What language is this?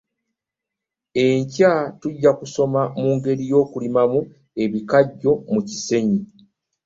Ganda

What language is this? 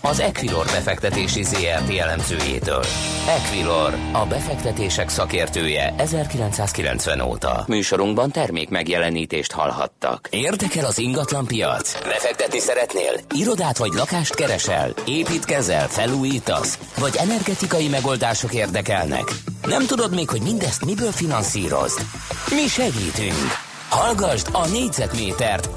Hungarian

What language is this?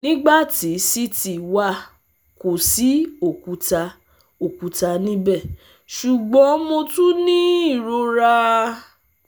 Yoruba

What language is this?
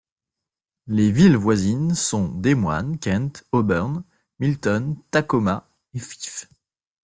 French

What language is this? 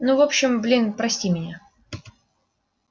Russian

